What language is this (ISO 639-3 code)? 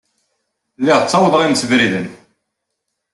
kab